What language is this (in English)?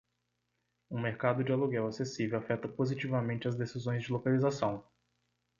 Portuguese